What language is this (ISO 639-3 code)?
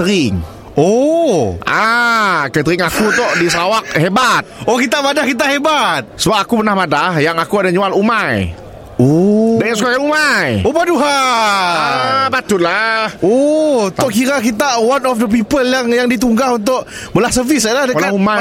msa